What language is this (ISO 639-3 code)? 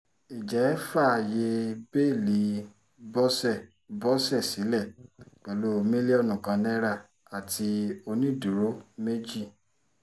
yor